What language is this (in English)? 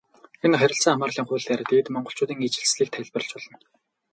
Mongolian